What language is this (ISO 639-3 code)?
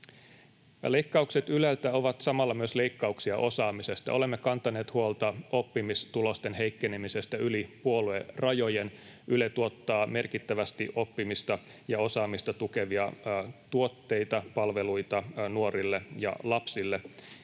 fin